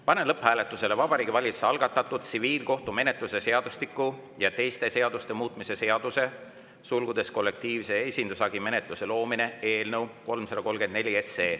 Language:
Estonian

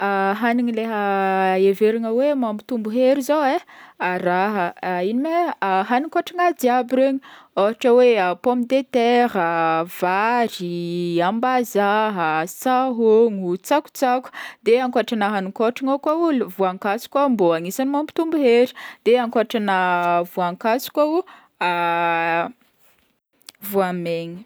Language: Northern Betsimisaraka Malagasy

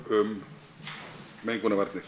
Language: Icelandic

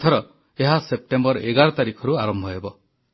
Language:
Odia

